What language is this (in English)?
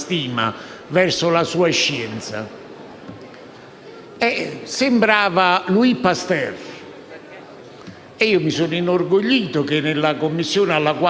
Italian